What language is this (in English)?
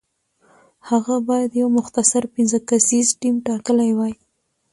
Pashto